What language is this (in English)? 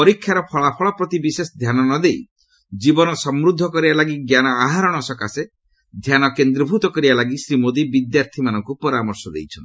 Odia